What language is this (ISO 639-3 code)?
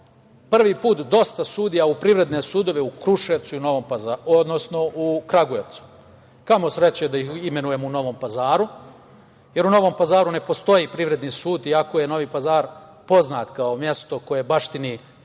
srp